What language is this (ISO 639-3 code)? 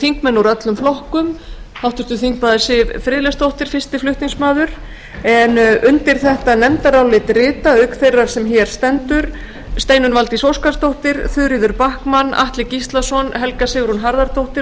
isl